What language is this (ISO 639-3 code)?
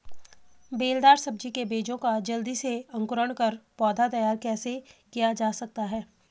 hin